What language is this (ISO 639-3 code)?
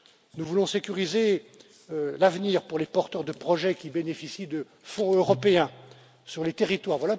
fra